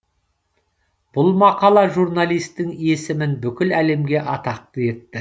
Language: Kazakh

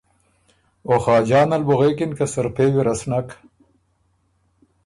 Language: Ormuri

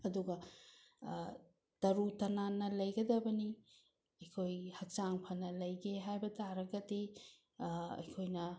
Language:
Manipuri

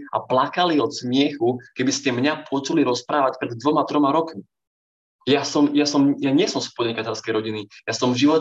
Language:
Slovak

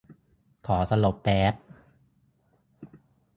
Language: Thai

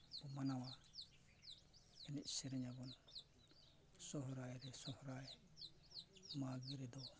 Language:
Santali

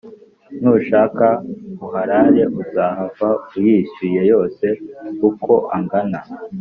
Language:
Kinyarwanda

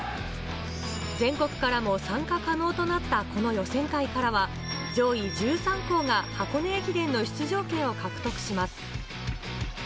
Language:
Japanese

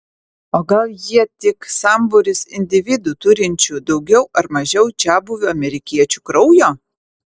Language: Lithuanian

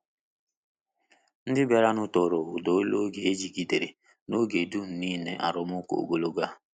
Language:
Igbo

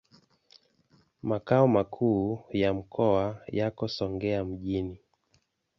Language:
Swahili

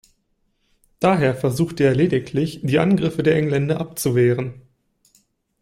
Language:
German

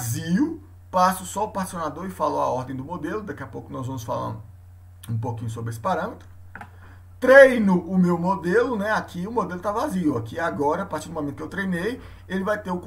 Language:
Portuguese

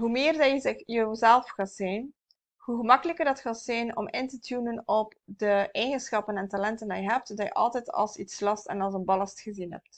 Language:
Dutch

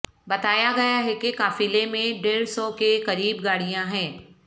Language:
Urdu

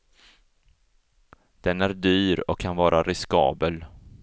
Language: Swedish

